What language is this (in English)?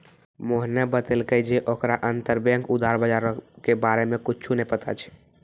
Maithili